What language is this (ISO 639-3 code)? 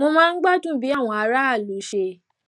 yor